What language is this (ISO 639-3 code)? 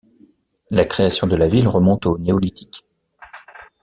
fra